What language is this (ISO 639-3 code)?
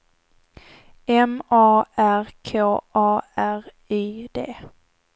swe